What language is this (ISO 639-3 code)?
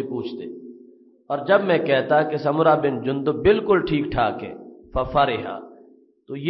ara